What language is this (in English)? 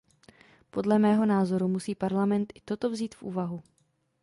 Czech